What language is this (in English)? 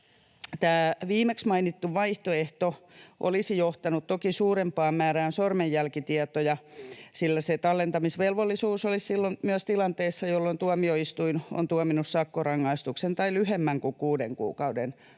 Finnish